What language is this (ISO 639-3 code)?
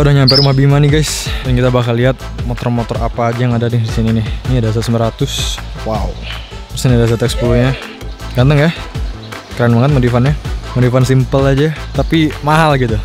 ind